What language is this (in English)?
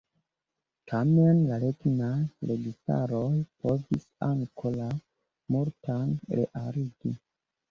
Esperanto